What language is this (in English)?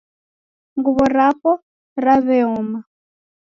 Taita